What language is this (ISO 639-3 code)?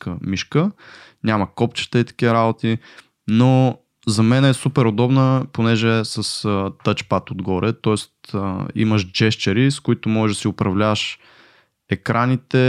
bul